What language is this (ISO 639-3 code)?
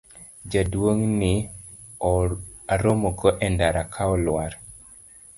luo